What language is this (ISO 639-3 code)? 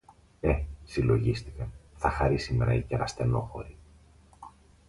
ell